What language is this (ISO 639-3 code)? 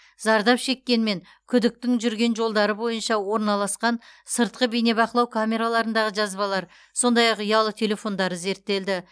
kaz